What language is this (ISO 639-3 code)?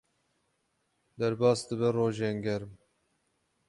kur